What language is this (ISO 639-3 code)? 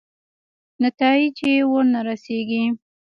pus